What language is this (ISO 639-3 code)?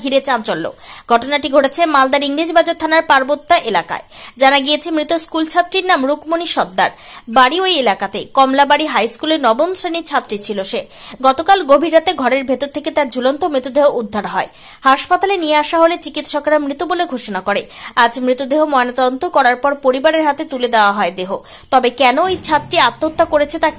ben